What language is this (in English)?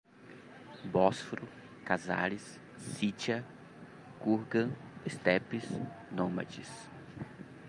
Portuguese